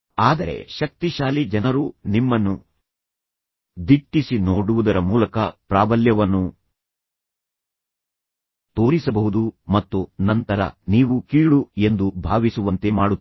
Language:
Kannada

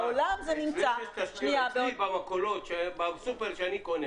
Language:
Hebrew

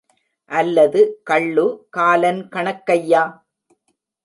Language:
Tamil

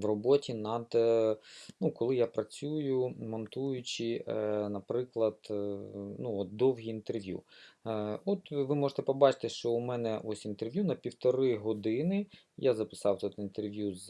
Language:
Ukrainian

